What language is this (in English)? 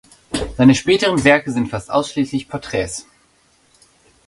German